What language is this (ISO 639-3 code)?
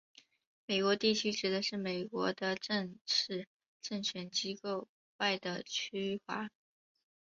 zho